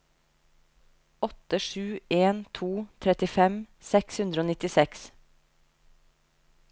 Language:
Norwegian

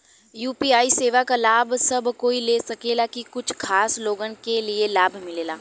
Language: Bhojpuri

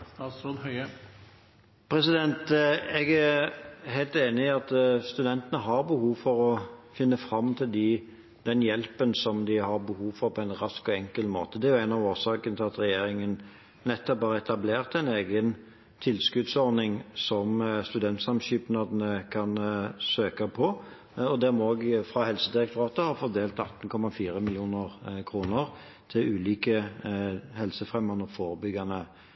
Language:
Norwegian Bokmål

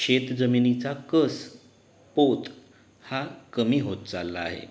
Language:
Marathi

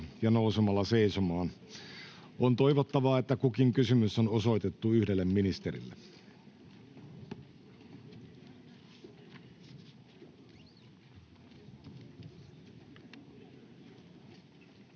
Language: Finnish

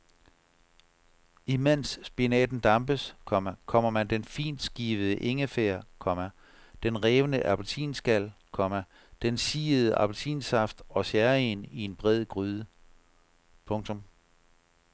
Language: Danish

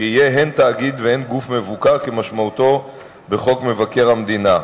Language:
Hebrew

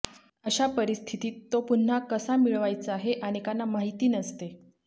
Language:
Marathi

